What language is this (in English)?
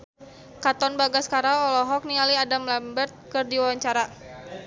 Sundanese